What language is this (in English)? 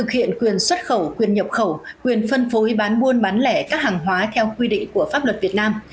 Vietnamese